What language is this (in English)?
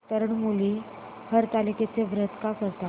Marathi